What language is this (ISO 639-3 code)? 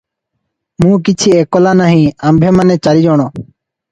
ori